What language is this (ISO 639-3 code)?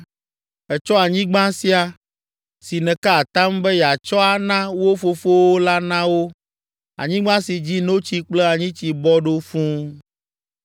ewe